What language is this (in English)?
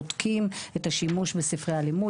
Hebrew